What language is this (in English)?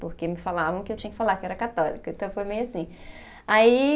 Portuguese